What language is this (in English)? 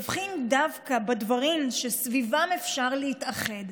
Hebrew